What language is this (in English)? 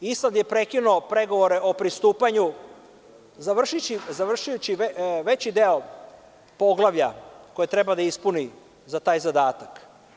Serbian